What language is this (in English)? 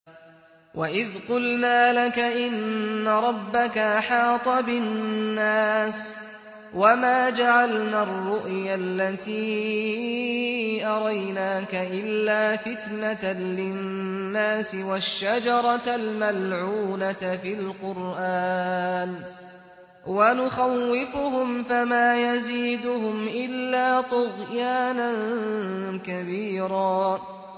Arabic